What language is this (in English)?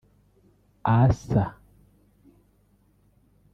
Kinyarwanda